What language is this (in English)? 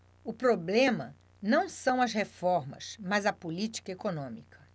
Portuguese